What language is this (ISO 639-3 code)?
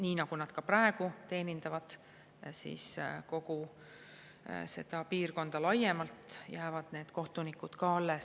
est